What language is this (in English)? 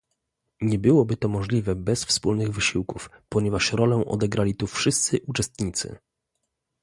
Polish